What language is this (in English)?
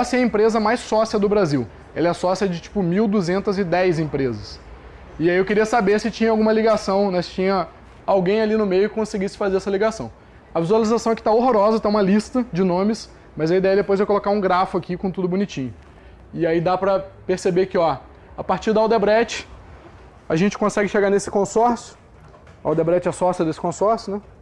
Portuguese